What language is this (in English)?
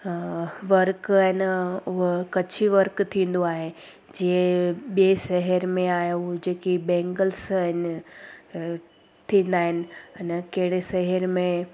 Sindhi